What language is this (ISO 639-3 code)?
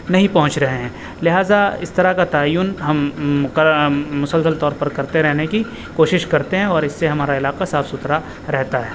urd